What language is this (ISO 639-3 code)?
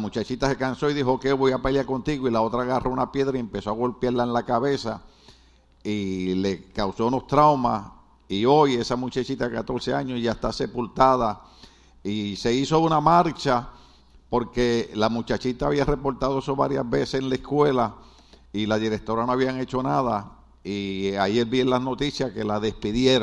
spa